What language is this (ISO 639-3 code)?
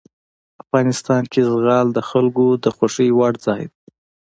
pus